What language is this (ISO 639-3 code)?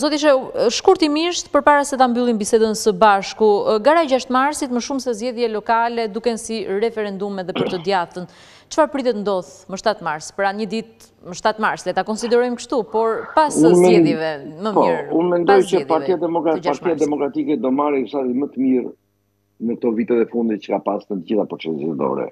ron